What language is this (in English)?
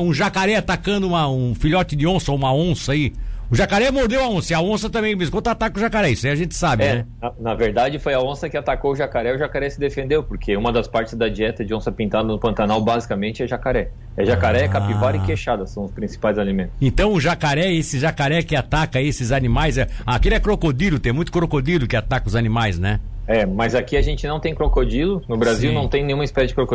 Portuguese